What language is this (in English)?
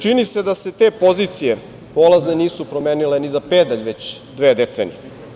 Serbian